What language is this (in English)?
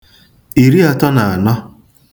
Igbo